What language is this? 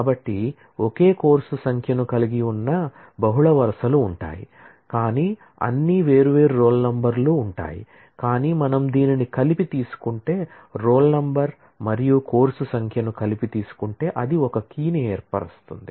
Telugu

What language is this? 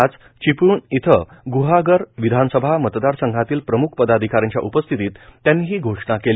Marathi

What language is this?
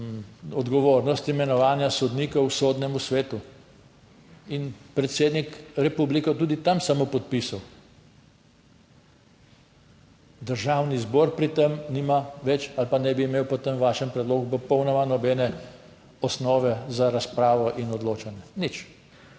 Slovenian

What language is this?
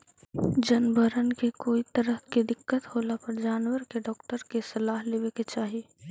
Magahi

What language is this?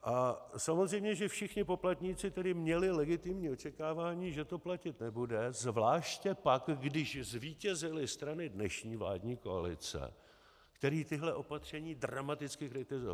Czech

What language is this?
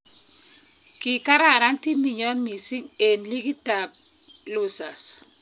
Kalenjin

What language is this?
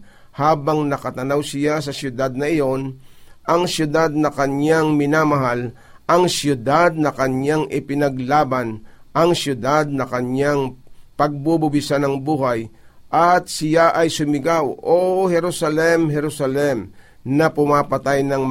Filipino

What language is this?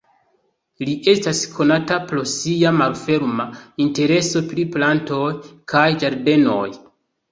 Esperanto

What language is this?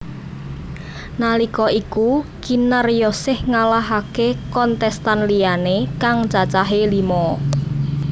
Javanese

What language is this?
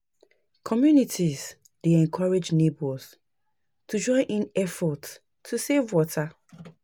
Nigerian Pidgin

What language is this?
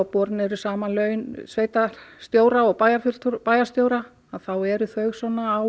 Icelandic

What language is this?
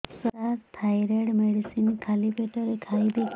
Odia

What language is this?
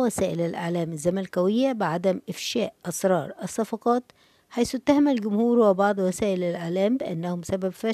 Arabic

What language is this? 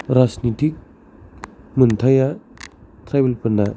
Bodo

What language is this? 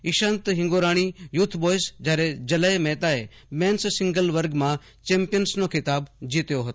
Gujarati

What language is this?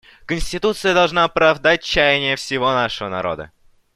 Russian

